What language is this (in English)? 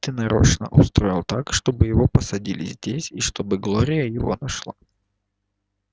Russian